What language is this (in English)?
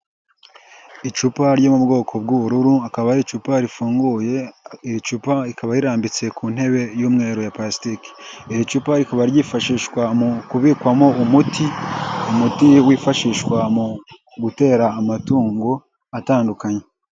Kinyarwanda